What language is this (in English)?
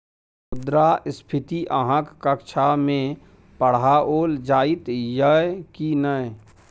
Maithili